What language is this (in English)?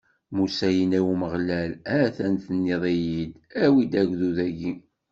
Kabyle